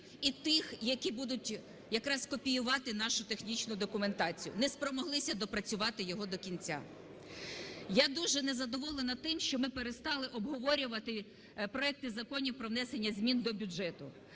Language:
Ukrainian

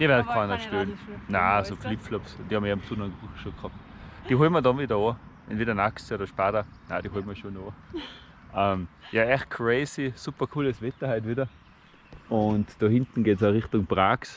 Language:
German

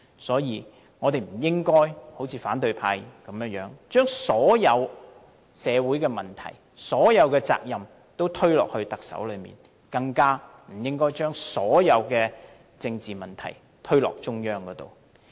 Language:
Cantonese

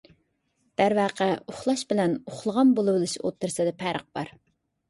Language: Uyghur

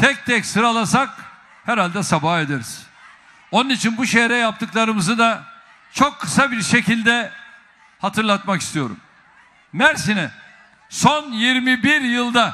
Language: Turkish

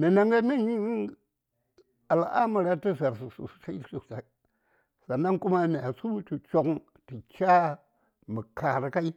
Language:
Saya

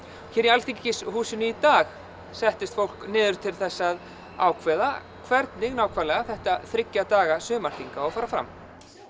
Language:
Icelandic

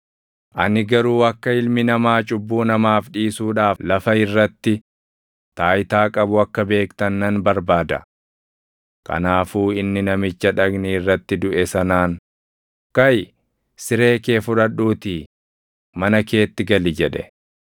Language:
Oromo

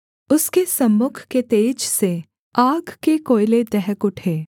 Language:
Hindi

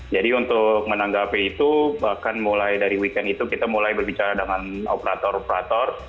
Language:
Indonesian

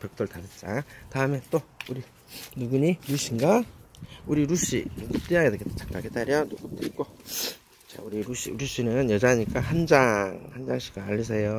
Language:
Korean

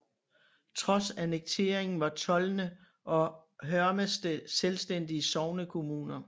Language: Danish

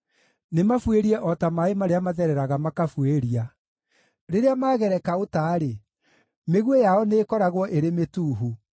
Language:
Kikuyu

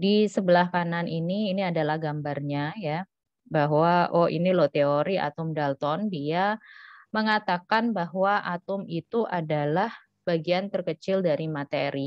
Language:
Indonesian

